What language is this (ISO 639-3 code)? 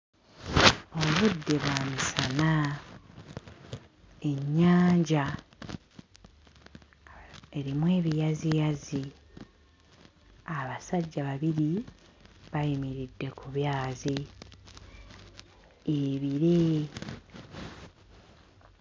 lug